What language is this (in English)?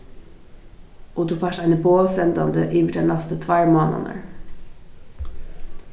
Faroese